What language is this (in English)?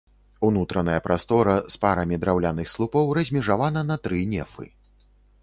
Belarusian